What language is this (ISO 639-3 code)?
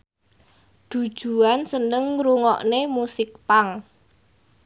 jav